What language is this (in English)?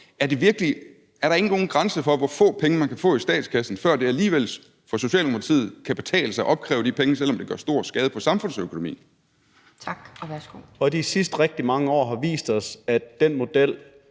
Danish